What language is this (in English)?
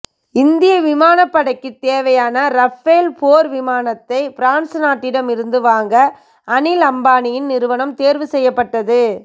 Tamil